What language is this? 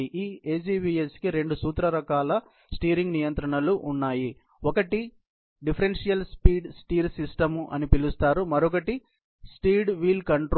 Telugu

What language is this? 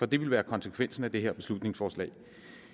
Danish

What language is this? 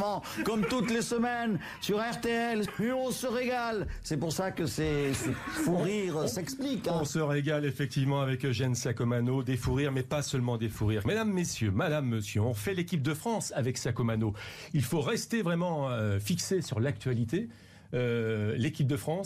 French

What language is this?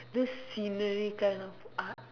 English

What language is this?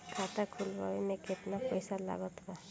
Bhojpuri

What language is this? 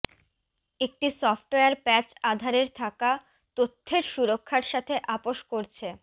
Bangla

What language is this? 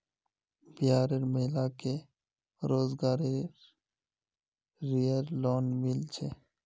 Magahi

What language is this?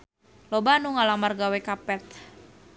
Sundanese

